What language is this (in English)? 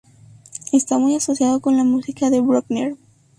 Spanish